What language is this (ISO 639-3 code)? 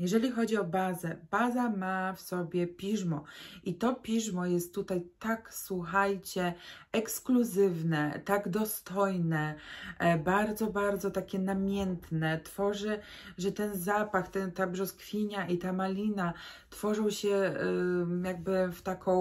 pol